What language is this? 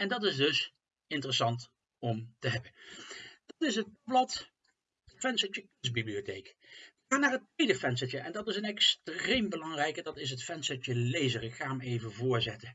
Dutch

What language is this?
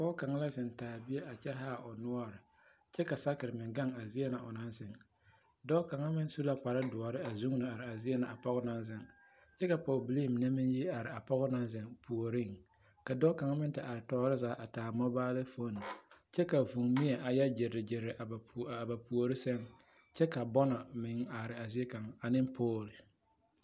Southern Dagaare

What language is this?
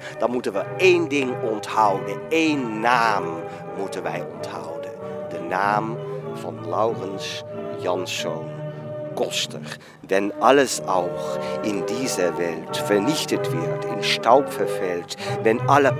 Dutch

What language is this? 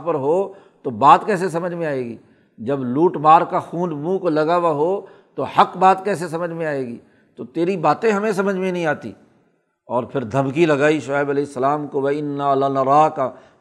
Urdu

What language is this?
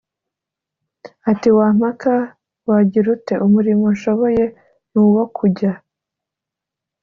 Kinyarwanda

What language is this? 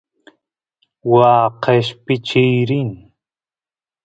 Santiago del Estero Quichua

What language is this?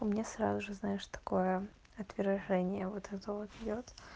Russian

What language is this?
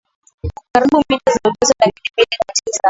Swahili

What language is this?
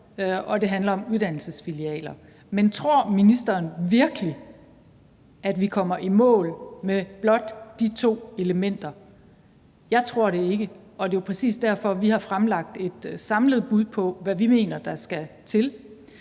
Danish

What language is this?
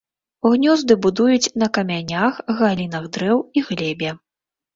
Belarusian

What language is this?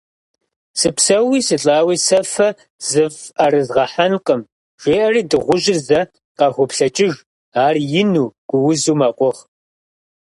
Kabardian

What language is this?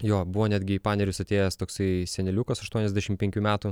Lithuanian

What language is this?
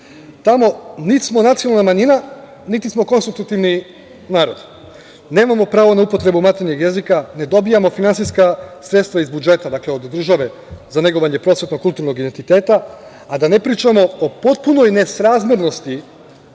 Serbian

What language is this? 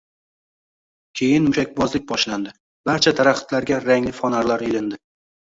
Uzbek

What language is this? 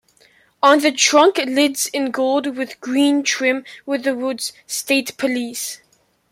English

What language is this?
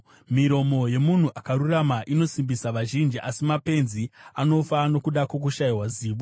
Shona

